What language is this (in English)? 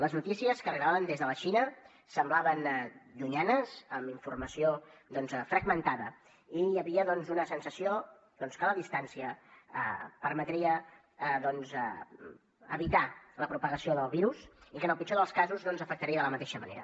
Catalan